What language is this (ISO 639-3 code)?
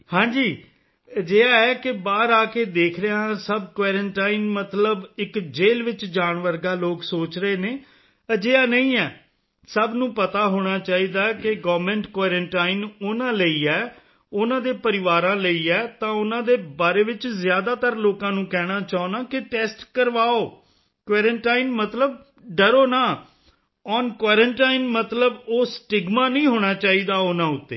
pan